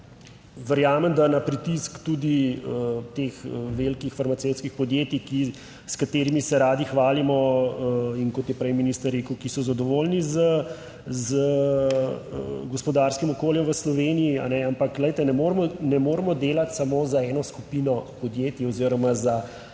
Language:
Slovenian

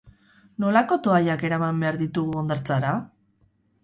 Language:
Basque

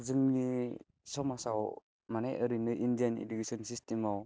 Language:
Bodo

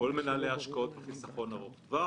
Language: Hebrew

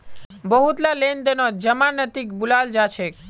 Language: Magahi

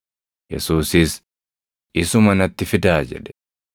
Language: Oromo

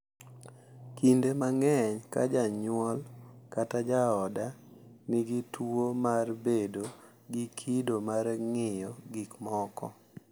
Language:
Luo (Kenya and Tanzania)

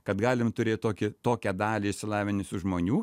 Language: Lithuanian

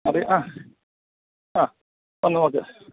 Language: Malayalam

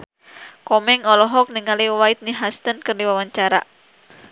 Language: Sundanese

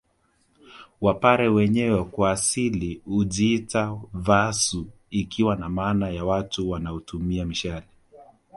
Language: Swahili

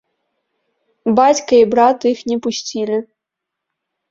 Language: Belarusian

